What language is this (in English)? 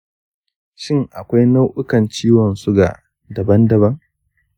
Hausa